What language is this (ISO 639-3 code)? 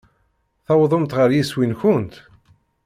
kab